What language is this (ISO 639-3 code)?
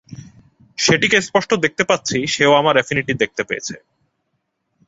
ben